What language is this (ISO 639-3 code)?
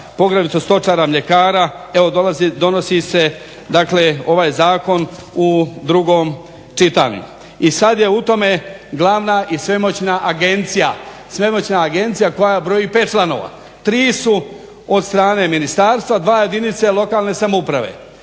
hrv